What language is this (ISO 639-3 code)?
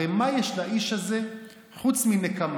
heb